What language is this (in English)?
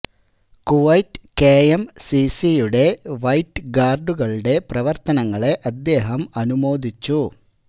Malayalam